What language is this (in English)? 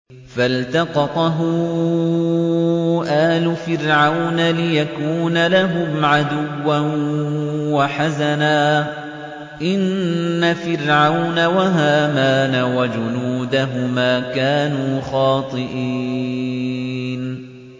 Arabic